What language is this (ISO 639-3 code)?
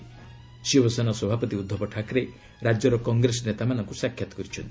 ori